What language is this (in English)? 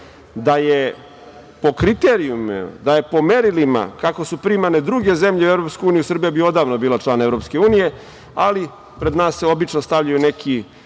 Serbian